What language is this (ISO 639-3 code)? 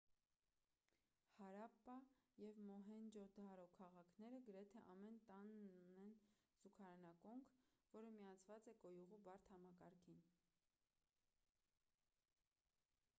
hye